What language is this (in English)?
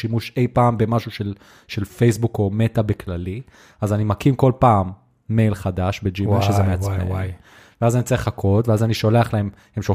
Hebrew